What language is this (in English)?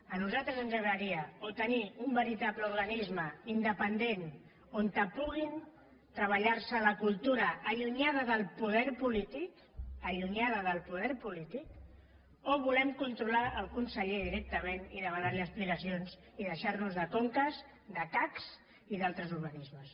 Catalan